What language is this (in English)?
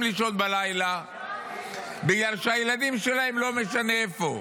Hebrew